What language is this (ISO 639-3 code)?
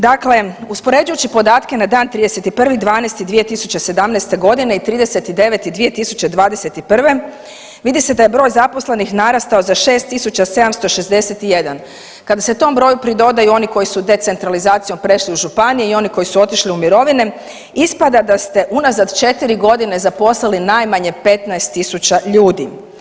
hrv